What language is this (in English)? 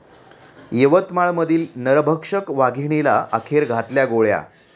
Marathi